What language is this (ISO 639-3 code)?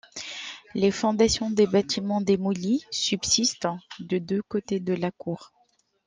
fra